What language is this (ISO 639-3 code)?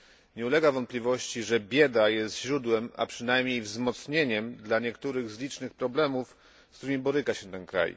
pol